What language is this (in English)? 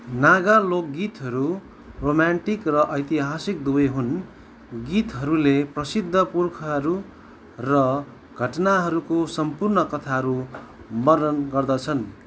Nepali